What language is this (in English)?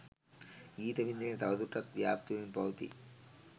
Sinhala